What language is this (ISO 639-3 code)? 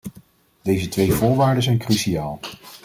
nld